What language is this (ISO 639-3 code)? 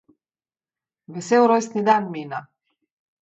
slv